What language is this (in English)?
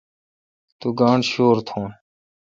Kalkoti